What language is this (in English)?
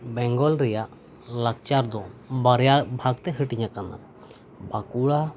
Santali